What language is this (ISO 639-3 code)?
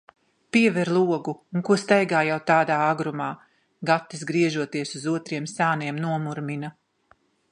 lav